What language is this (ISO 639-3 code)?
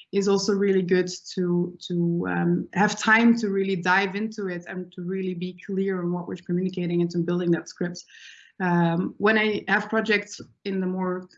eng